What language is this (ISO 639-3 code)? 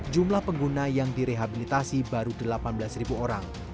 ind